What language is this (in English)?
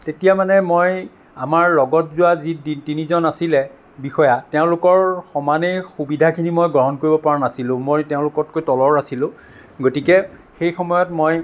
Assamese